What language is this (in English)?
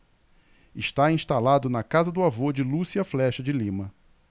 Portuguese